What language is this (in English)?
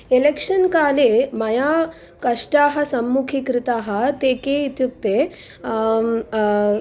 Sanskrit